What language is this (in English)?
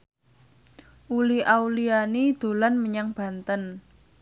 Javanese